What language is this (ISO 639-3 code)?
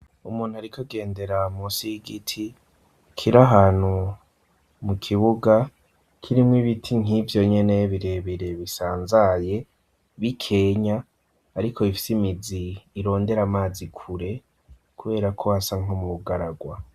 run